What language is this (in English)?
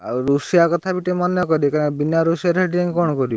Odia